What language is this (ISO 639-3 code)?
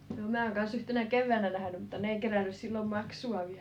fin